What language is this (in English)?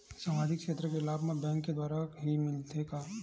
Chhattisgarhi